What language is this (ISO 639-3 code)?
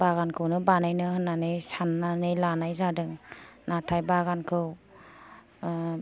brx